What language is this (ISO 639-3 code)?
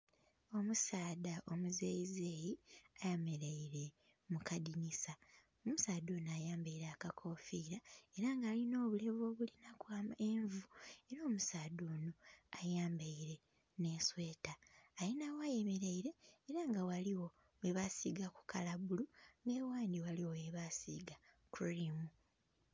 xog